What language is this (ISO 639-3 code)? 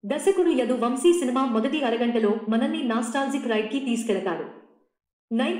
tel